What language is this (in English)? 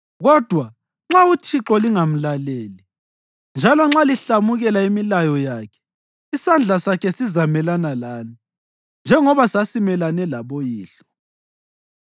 North Ndebele